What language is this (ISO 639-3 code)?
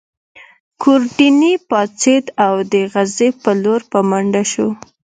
pus